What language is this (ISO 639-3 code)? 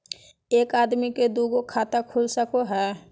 mag